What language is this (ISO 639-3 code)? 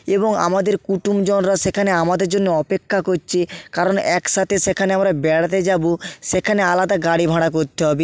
ben